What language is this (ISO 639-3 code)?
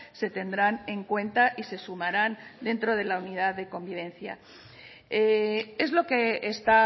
spa